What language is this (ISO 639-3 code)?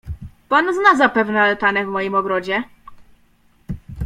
pol